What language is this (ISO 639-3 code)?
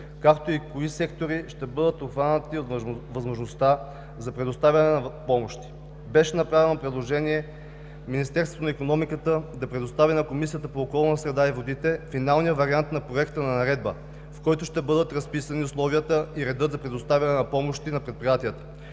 bul